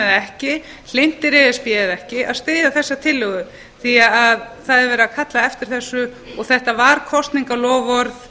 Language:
Icelandic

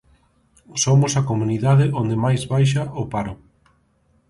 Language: Galician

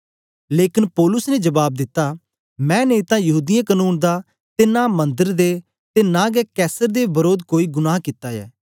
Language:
Dogri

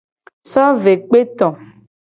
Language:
Gen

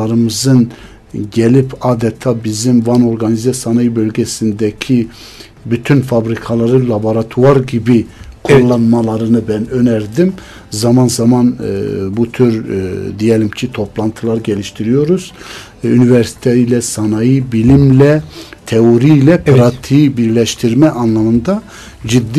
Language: Turkish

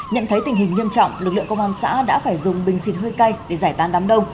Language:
Vietnamese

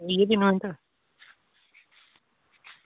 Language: Dogri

